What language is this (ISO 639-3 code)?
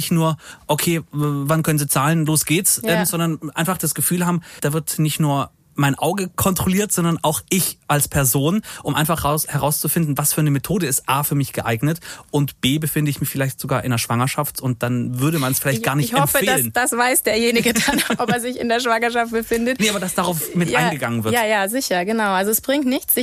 deu